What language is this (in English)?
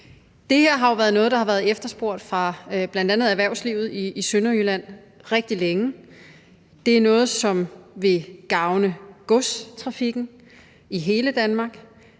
Danish